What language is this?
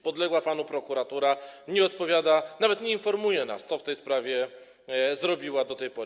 Polish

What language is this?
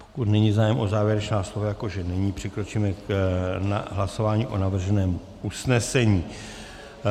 Czech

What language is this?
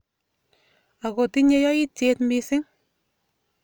Kalenjin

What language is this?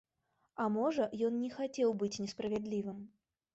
Belarusian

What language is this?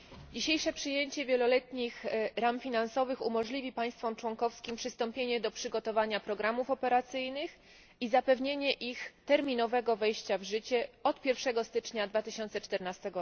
Polish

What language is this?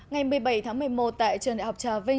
Vietnamese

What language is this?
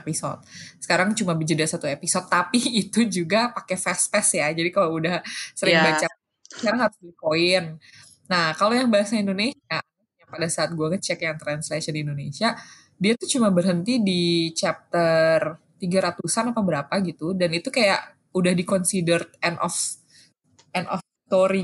Indonesian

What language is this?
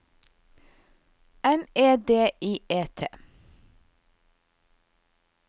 Norwegian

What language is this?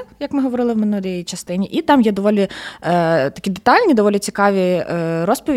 Ukrainian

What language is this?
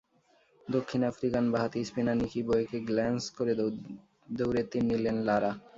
Bangla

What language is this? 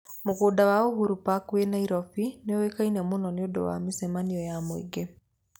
Kikuyu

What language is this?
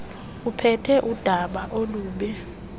Xhosa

